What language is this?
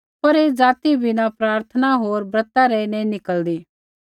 Kullu Pahari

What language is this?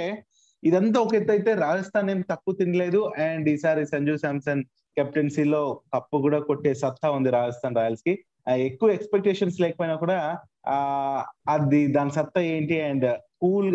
Telugu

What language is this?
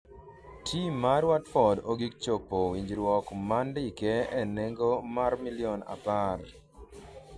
Luo (Kenya and Tanzania)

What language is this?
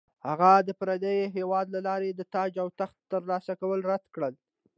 Pashto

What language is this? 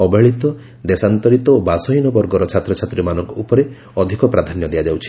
Odia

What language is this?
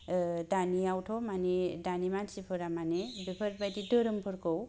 Bodo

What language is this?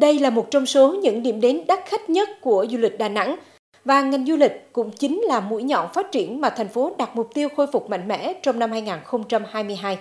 Vietnamese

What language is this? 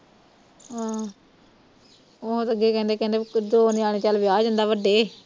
Punjabi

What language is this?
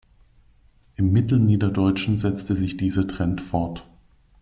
German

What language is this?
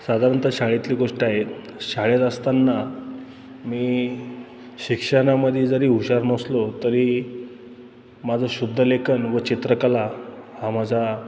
Marathi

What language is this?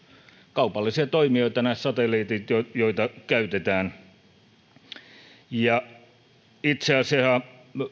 Finnish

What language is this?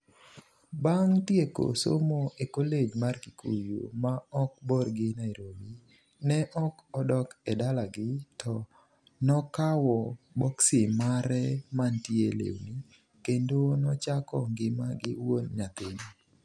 Luo (Kenya and Tanzania)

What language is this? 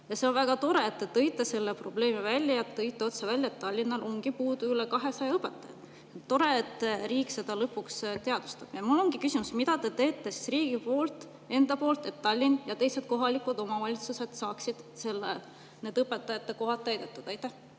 Estonian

